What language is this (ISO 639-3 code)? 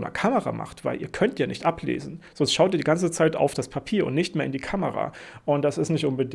deu